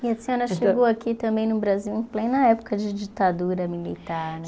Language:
Portuguese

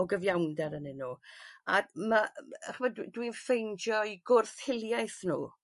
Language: Welsh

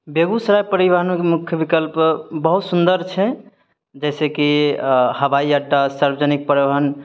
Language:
Maithili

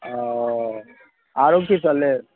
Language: Maithili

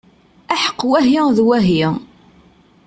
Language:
Kabyle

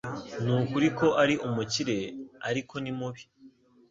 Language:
Kinyarwanda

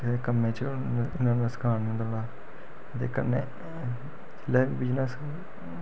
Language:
Dogri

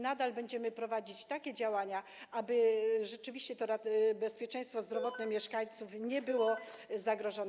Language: Polish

